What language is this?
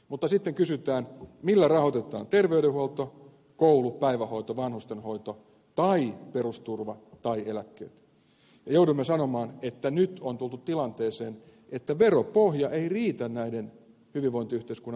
Finnish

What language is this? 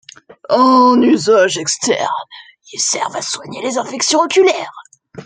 French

